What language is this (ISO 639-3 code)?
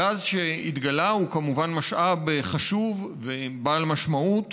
heb